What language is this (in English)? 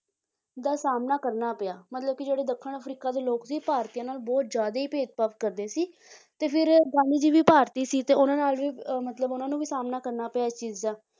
Punjabi